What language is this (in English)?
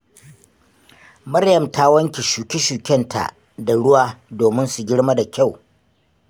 Hausa